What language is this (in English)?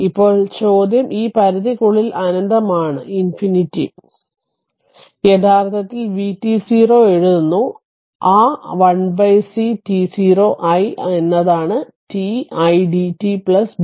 Malayalam